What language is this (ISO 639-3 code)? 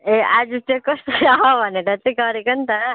nep